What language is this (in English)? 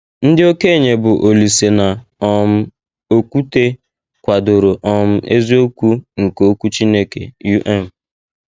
Igbo